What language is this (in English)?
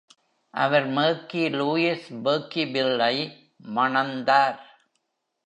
Tamil